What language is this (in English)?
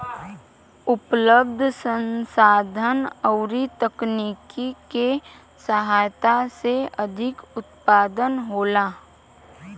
Bhojpuri